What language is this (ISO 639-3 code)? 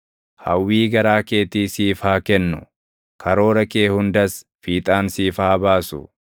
orm